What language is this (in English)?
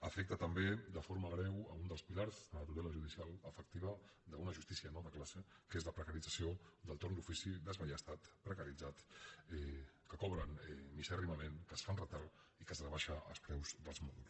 Catalan